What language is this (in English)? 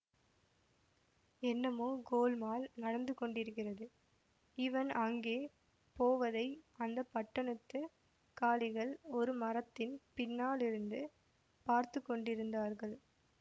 Tamil